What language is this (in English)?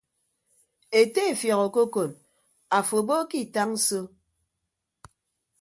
Ibibio